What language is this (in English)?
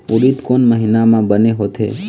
Chhattisgarhi